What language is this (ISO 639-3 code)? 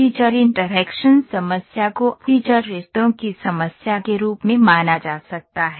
hin